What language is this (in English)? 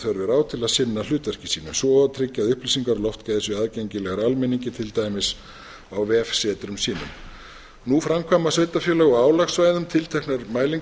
Icelandic